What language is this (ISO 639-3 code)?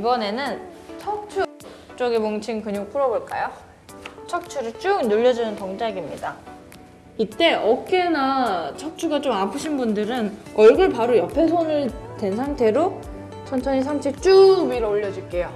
kor